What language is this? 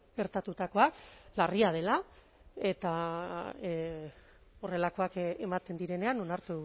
Basque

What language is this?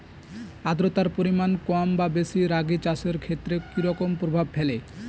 Bangla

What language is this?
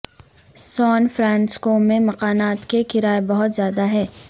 Urdu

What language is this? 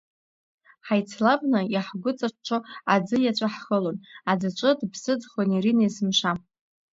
Abkhazian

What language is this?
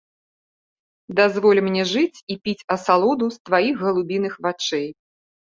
Belarusian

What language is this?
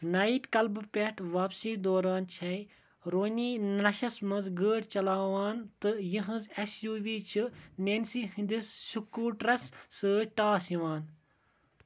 Kashmiri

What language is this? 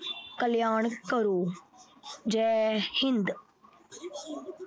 Punjabi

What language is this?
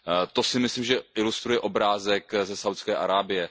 Czech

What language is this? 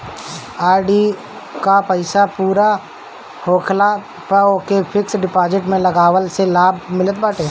Bhojpuri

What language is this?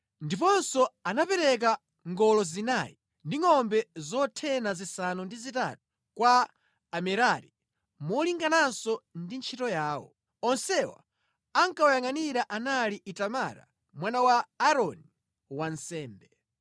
Nyanja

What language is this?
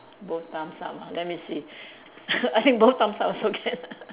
English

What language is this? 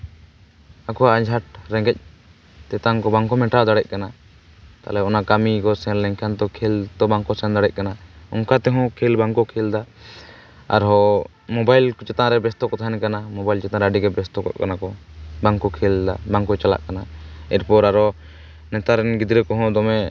Santali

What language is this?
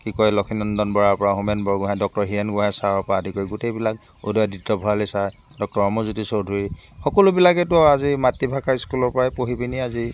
Assamese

